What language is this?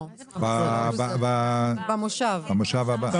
Hebrew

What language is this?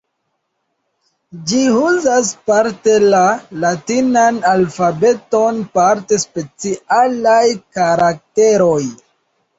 Esperanto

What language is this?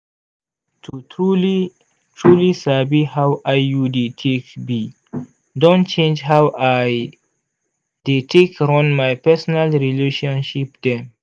Nigerian Pidgin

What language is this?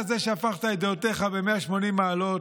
Hebrew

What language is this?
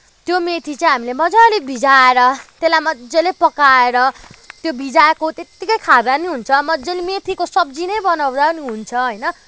Nepali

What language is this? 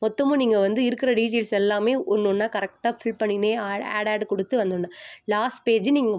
Tamil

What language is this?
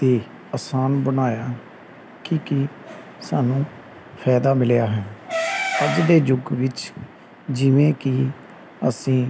Punjabi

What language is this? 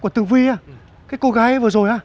Vietnamese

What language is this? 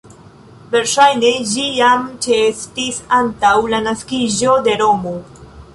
Esperanto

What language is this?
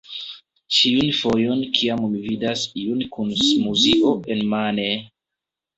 Esperanto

